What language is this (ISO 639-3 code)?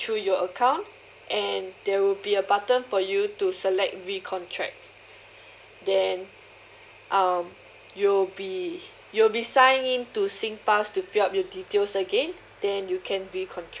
eng